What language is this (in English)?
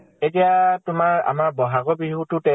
Assamese